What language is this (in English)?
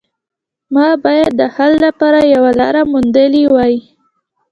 Pashto